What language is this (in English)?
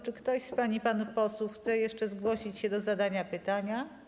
Polish